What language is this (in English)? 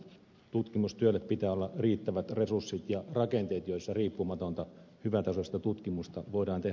Finnish